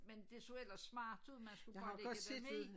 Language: Danish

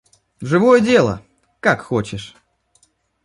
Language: Russian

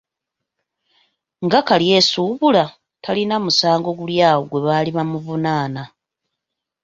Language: Ganda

